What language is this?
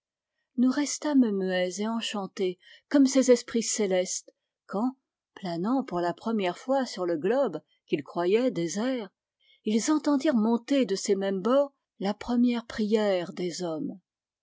French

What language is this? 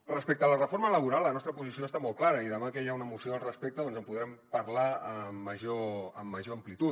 Catalan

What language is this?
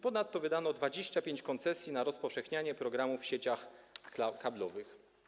Polish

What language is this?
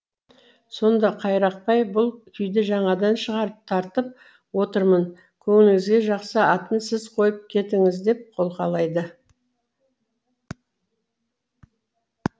Kazakh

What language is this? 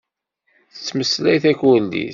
Kabyle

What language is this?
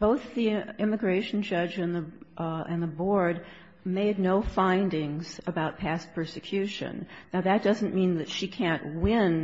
English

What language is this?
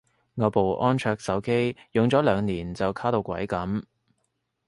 Cantonese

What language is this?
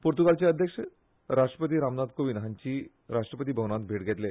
Konkani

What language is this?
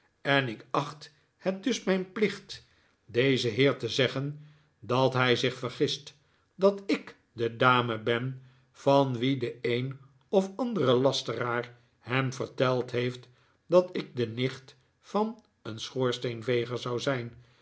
Dutch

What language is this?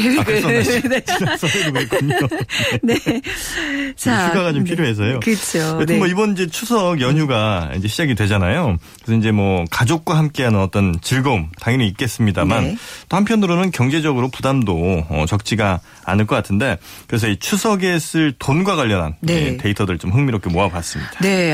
Korean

